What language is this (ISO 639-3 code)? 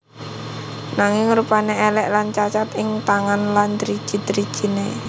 jav